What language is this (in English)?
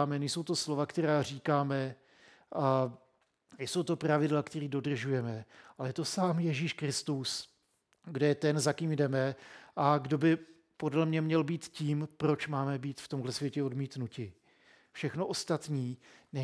Czech